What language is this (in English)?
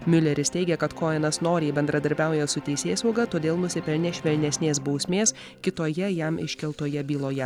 Lithuanian